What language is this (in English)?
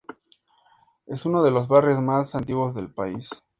Spanish